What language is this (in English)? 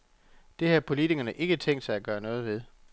Danish